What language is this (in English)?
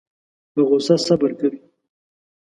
Pashto